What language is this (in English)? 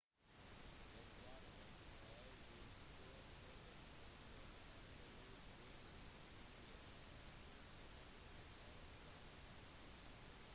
Norwegian Bokmål